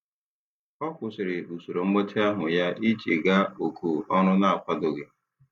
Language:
Igbo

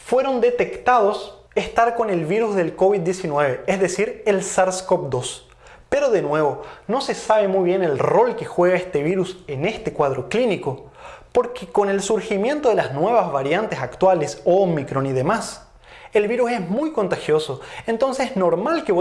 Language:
Spanish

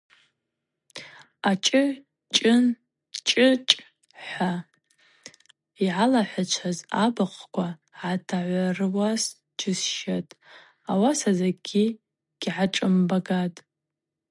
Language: Abaza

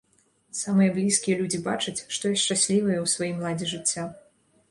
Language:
Belarusian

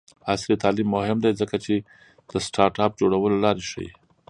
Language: Pashto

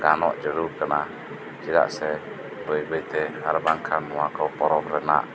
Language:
Santali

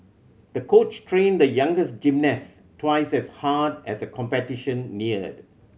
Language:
English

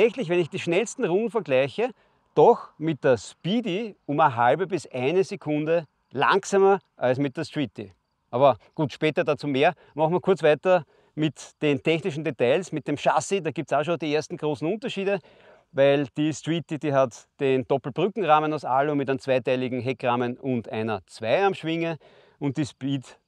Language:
German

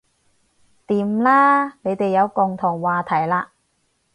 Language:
Cantonese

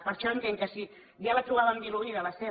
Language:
Catalan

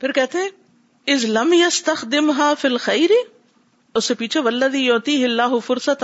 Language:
Urdu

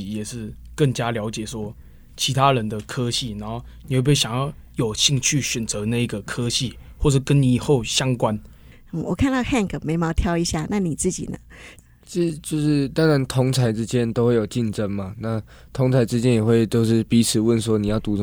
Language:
Chinese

